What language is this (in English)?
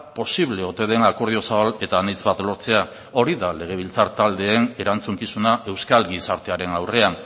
Basque